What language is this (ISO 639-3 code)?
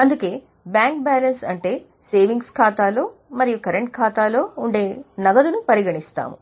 tel